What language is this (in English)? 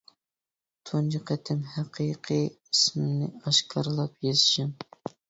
Uyghur